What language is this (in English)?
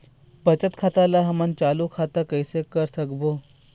Chhattisgarhi